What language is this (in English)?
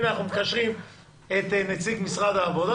Hebrew